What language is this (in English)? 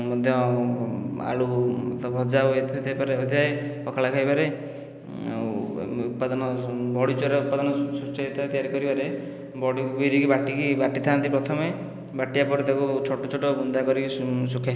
Odia